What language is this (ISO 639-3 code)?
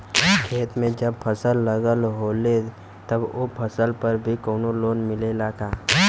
bho